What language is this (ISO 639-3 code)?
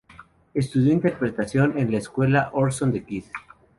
spa